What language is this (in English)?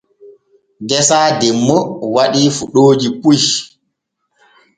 Borgu Fulfulde